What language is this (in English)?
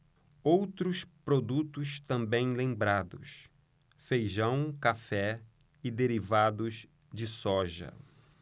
Portuguese